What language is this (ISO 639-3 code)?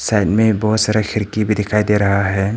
hin